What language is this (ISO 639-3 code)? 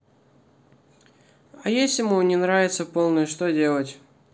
rus